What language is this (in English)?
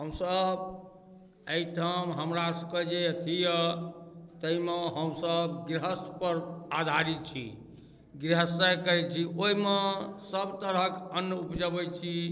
Maithili